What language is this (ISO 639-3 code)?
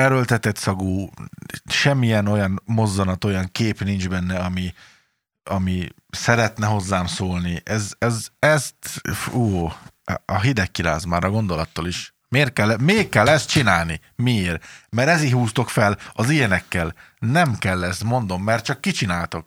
hun